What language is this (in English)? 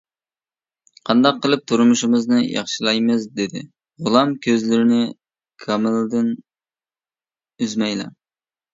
Uyghur